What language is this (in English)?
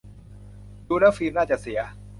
Thai